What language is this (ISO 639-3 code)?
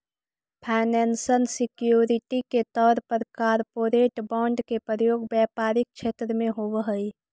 mag